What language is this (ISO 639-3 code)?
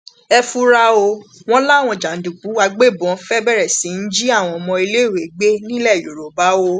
yor